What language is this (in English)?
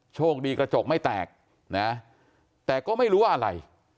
Thai